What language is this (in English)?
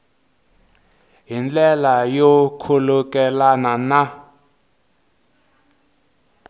Tsonga